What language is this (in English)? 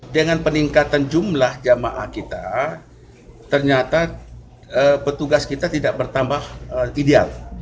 Indonesian